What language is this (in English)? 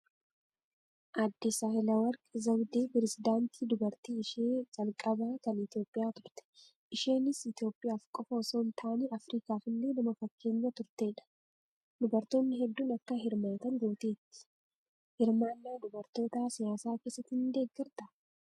Oromo